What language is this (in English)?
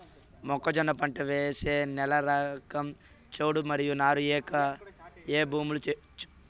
Telugu